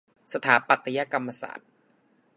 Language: Thai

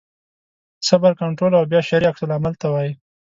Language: Pashto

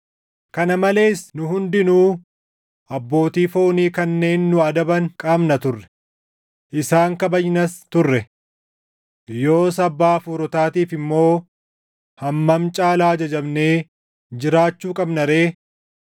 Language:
Oromo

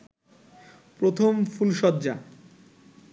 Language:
Bangla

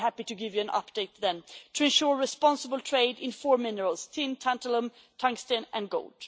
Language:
English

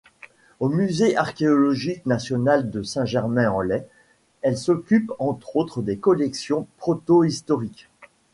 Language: French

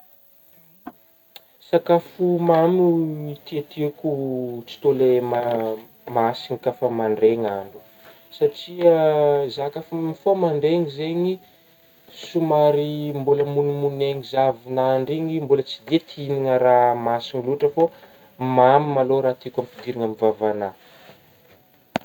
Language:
Northern Betsimisaraka Malagasy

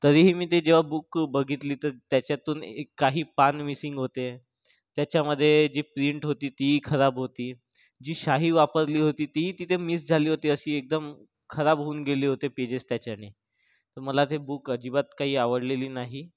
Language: Marathi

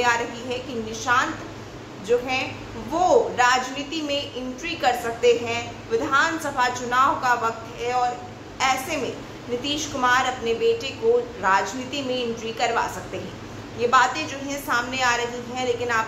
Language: Hindi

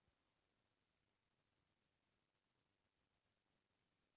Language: Chhattisgarhi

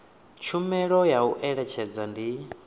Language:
Venda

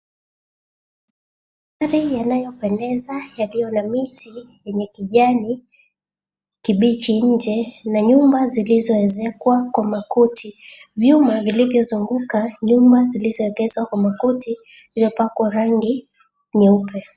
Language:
Swahili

